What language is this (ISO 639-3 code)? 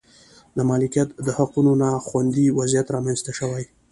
pus